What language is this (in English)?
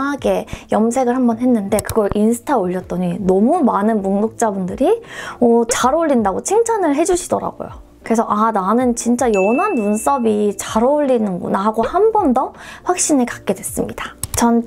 Korean